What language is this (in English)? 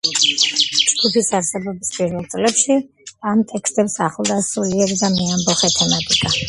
Georgian